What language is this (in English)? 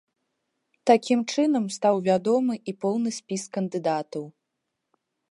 Belarusian